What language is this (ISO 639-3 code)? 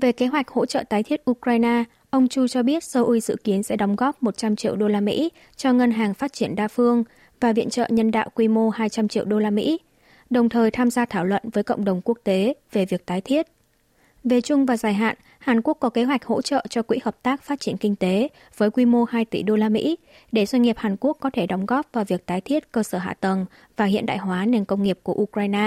vie